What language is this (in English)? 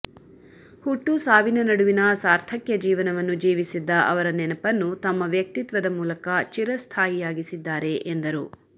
Kannada